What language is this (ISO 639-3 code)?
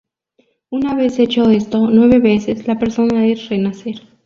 spa